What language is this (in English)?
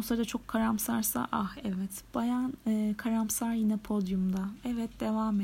Turkish